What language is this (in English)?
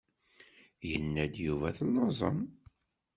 Kabyle